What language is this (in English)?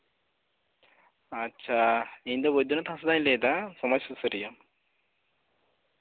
Santali